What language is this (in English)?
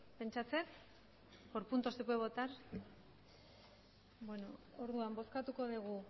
Basque